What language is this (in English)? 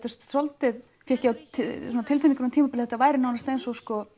Icelandic